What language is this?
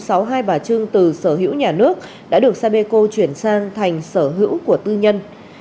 Vietnamese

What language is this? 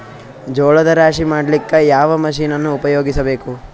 Kannada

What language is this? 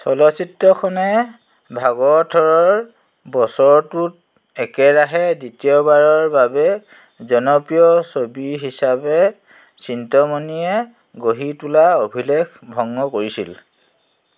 Assamese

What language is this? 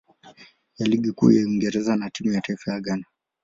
Swahili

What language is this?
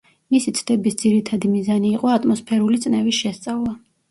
Georgian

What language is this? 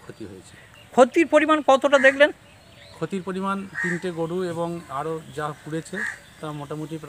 Bangla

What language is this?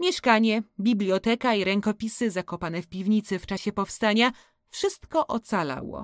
Polish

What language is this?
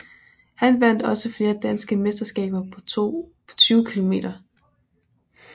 Danish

